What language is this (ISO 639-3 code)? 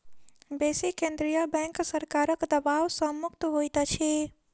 mai